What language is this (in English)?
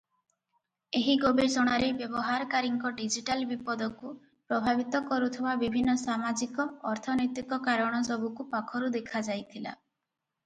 Odia